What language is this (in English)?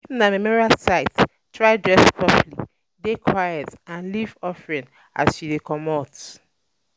Nigerian Pidgin